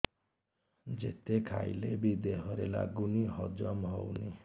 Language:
Odia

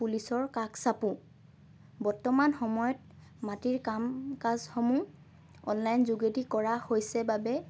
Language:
Assamese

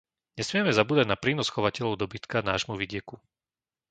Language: Slovak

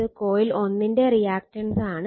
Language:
Malayalam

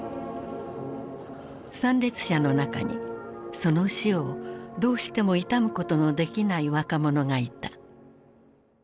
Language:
Japanese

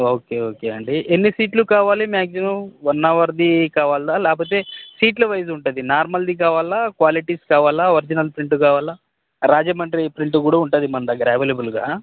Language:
Telugu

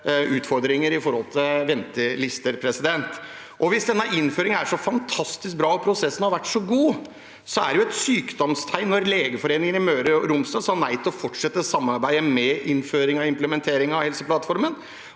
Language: Norwegian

